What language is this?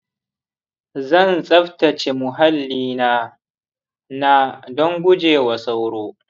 Hausa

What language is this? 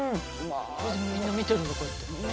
Japanese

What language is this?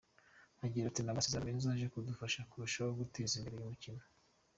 Kinyarwanda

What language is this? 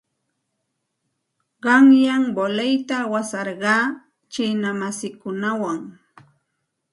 Santa Ana de Tusi Pasco Quechua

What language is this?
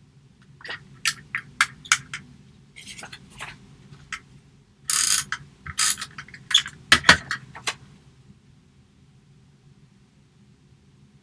Korean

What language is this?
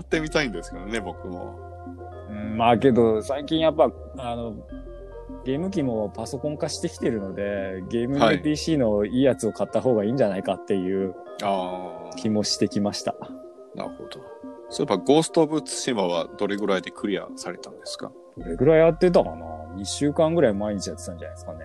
Japanese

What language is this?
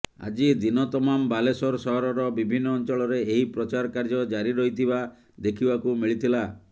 Odia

